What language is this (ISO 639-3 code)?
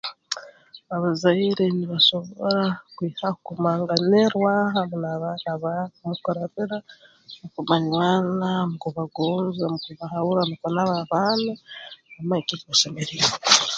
ttj